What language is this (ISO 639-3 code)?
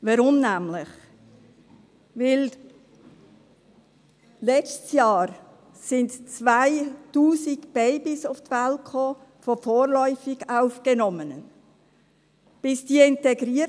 gsw